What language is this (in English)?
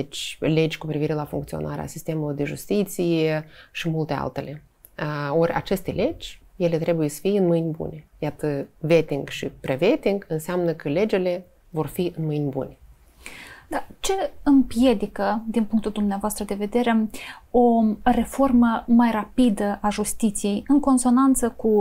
Romanian